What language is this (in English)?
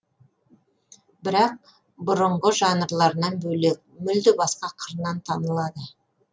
Kazakh